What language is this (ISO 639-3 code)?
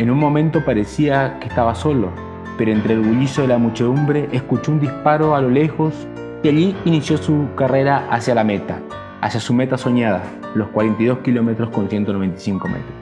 spa